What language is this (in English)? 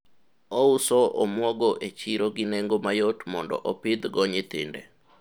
Luo (Kenya and Tanzania)